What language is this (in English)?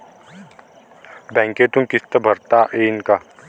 Marathi